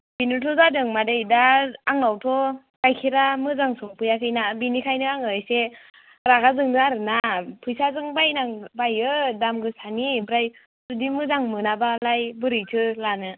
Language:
Bodo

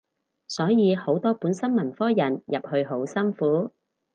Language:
Cantonese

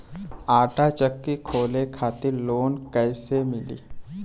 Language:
Bhojpuri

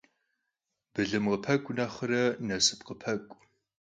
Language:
Kabardian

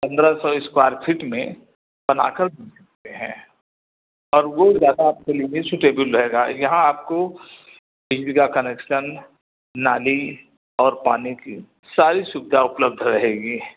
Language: Hindi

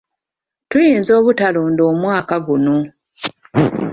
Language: Ganda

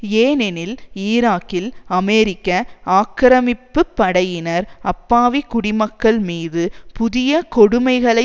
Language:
Tamil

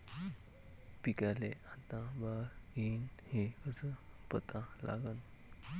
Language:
Marathi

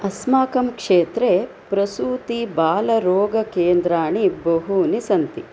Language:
Sanskrit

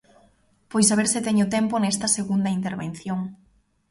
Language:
Galician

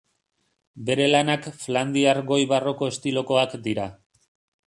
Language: Basque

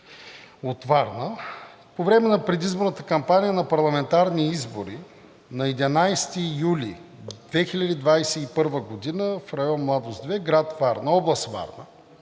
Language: Bulgarian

